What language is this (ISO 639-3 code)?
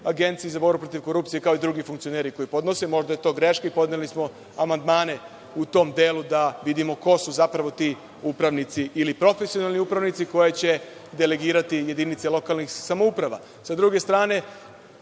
srp